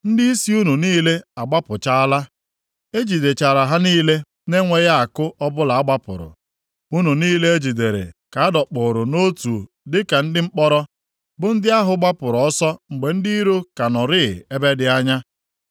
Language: Igbo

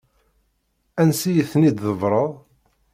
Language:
Kabyle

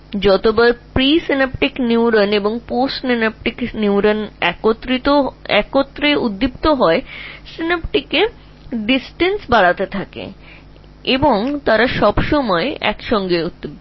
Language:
Bangla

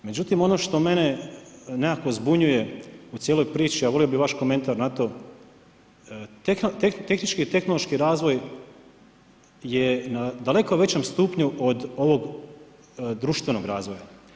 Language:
Croatian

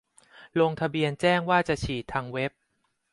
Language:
Thai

